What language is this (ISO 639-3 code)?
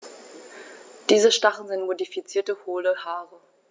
deu